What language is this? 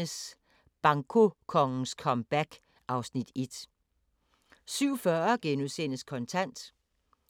Danish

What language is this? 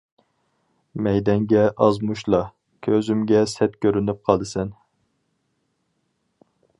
Uyghur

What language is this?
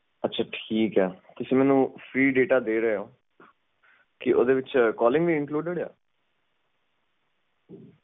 Punjabi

